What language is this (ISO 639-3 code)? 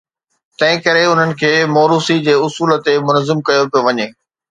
snd